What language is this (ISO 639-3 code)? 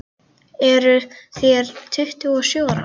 isl